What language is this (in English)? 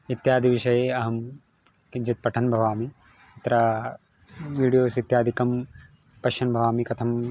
Sanskrit